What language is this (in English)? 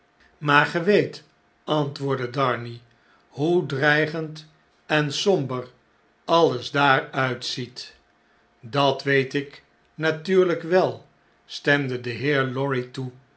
Dutch